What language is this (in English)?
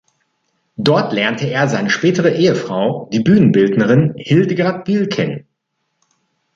German